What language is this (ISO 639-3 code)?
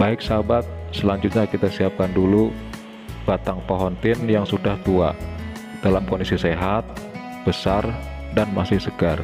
ind